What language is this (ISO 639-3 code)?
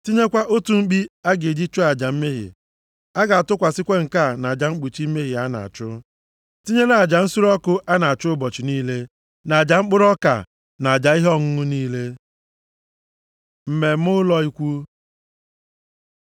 ibo